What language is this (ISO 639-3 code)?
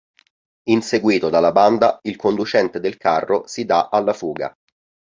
ita